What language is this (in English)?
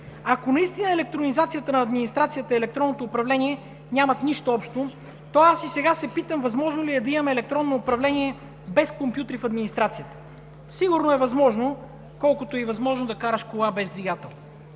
Bulgarian